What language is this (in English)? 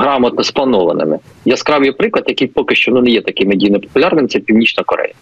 Ukrainian